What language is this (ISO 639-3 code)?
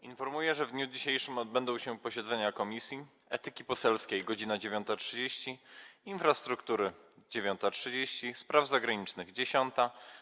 pol